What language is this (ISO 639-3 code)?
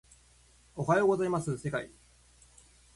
jpn